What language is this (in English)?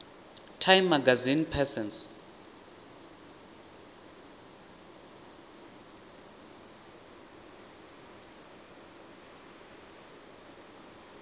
Venda